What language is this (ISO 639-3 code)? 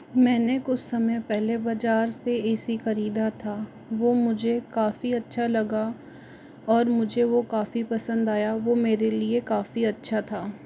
hin